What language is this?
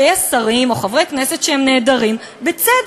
Hebrew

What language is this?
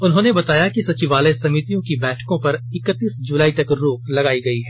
Hindi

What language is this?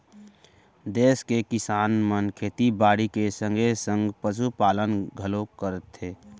Chhattisgarhi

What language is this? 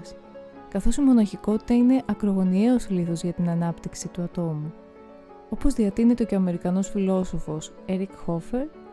Greek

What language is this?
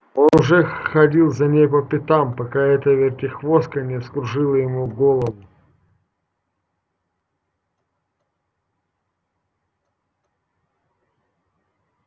Russian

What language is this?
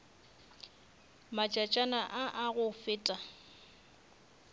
Northern Sotho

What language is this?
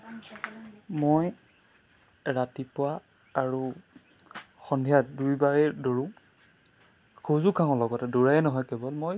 Assamese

